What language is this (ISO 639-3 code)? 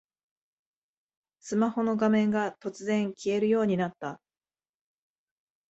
jpn